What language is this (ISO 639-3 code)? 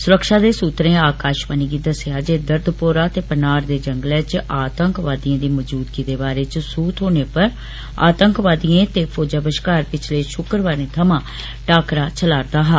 doi